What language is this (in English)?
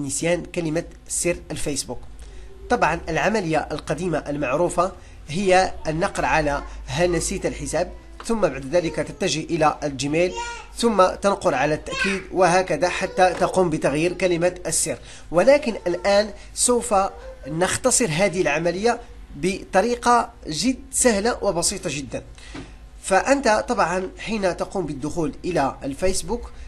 Arabic